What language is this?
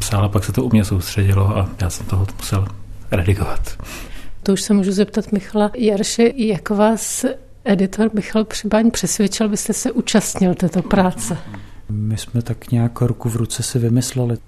Czech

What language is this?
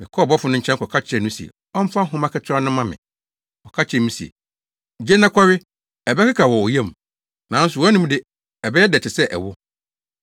Akan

